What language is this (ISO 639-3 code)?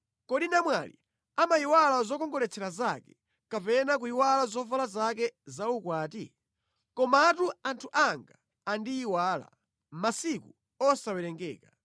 nya